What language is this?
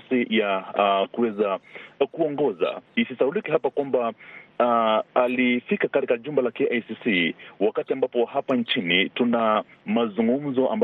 Swahili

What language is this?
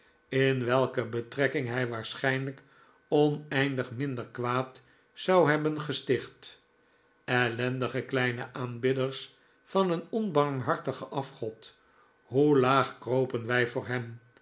Dutch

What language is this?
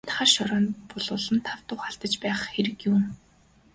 Mongolian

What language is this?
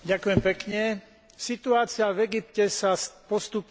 Slovak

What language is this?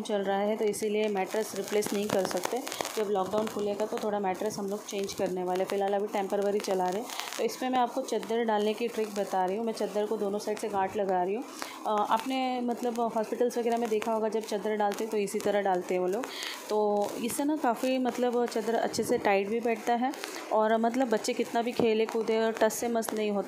Hindi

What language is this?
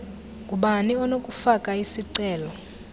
Xhosa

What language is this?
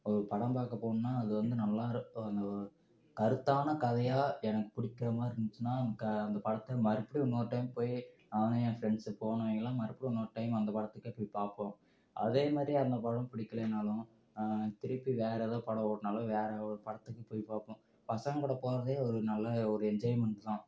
Tamil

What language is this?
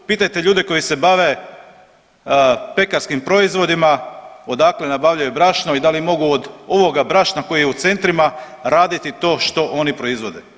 Croatian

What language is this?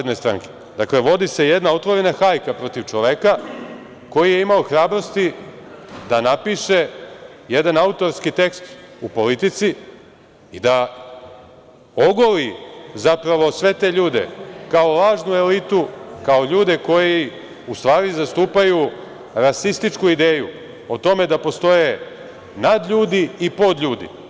Serbian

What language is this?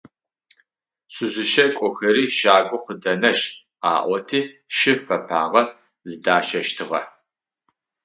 Adyghe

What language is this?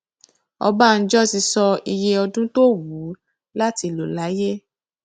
Yoruba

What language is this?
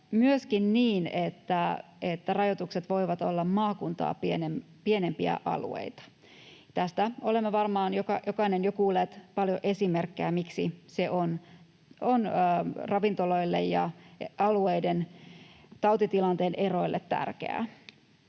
Finnish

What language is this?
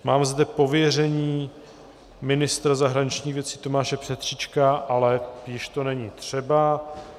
Czech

